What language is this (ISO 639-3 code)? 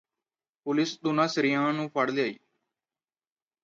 pan